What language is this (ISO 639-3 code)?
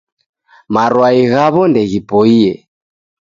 dav